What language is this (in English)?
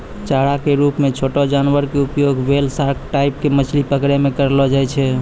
Maithili